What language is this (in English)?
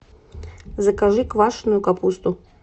Russian